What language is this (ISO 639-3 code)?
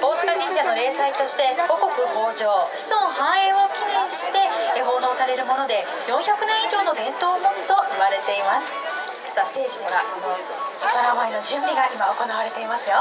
jpn